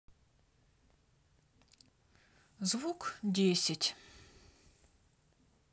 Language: Russian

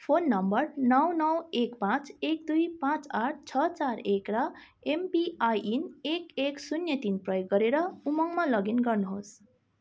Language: Nepali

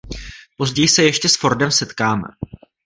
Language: Czech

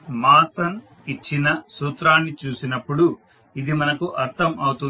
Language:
Telugu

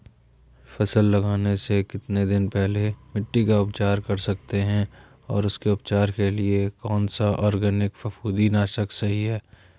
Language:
Hindi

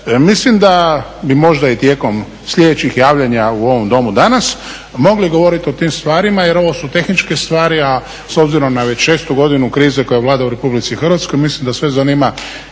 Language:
Croatian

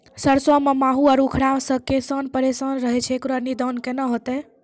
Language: Maithili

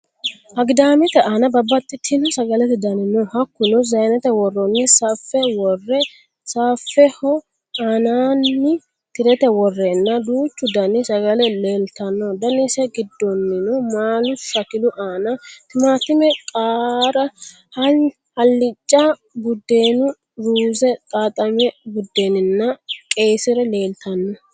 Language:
Sidamo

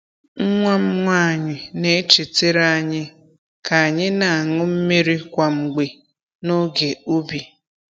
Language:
Igbo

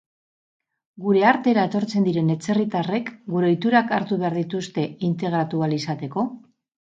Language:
Basque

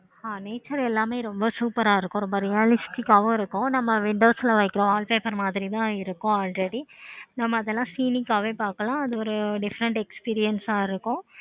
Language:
Tamil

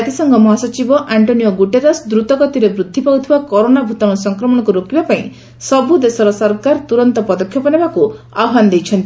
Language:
Odia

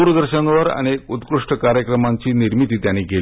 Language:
Marathi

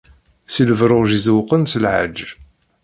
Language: Kabyle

